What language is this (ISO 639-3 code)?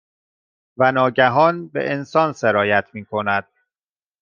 fas